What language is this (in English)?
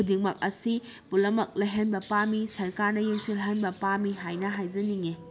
Manipuri